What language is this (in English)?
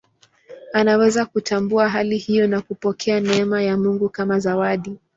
Swahili